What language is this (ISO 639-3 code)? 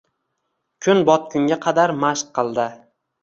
uzb